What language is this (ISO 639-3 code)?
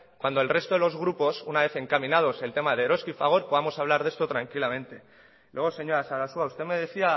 spa